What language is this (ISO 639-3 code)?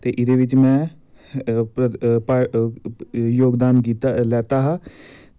doi